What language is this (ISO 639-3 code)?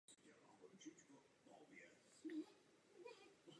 ces